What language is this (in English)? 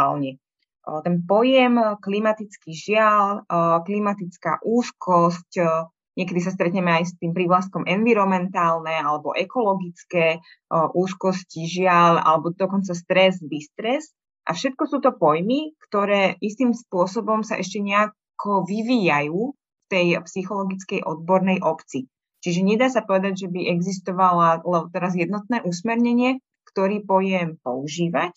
Slovak